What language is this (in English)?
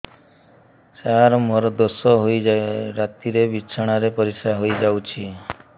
Odia